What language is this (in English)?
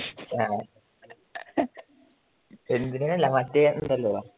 Malayalam